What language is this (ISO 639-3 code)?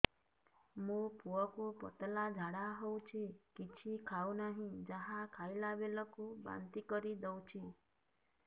ori